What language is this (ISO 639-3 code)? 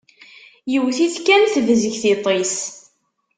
kab